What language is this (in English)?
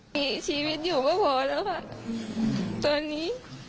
Thai